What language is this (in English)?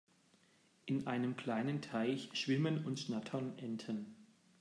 German